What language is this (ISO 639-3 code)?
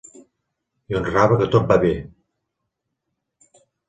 cat